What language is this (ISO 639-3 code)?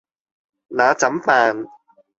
yue